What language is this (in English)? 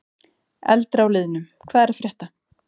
Icelandic